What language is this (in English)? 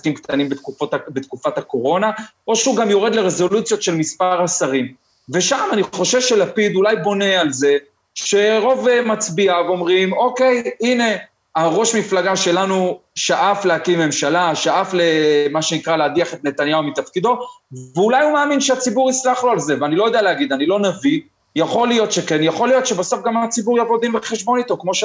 Hebrew